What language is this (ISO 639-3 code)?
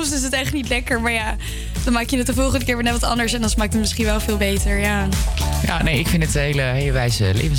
nld